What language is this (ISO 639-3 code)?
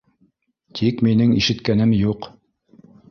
bak